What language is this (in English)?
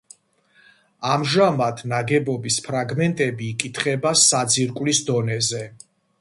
Georgian